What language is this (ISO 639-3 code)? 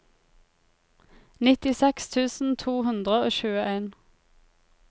nor